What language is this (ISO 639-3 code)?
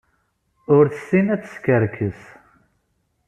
kab